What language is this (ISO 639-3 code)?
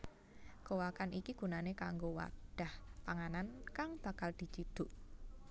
jav